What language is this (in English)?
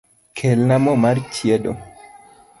Luo (Kenya and Tanzania)